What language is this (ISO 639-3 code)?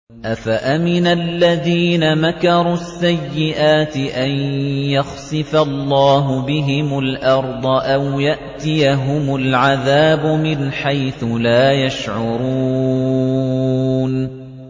ara